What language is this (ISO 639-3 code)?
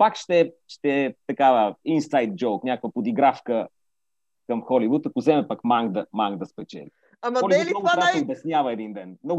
bul